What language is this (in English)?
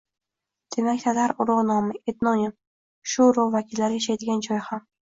Uzbek